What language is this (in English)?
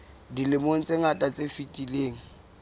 Southern Sotho